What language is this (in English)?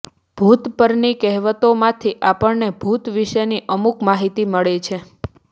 Gujarati